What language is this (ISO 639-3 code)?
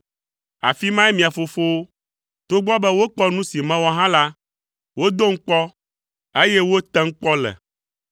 ewe